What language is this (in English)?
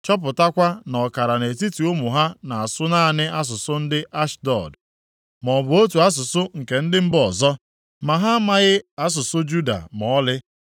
Igbo